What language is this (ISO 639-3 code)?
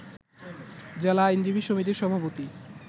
ben